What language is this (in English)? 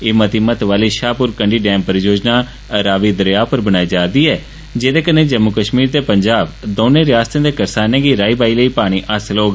Dogri